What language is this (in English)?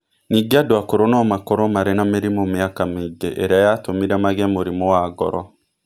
Kikuyu